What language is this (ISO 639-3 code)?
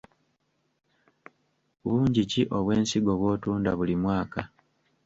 lug